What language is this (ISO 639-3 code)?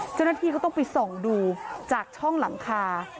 tha